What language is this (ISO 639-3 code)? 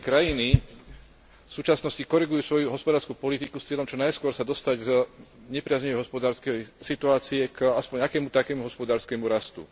slk